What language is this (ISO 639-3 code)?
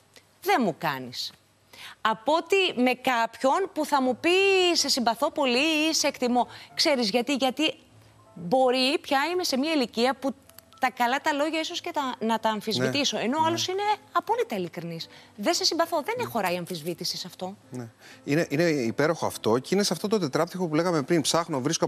ell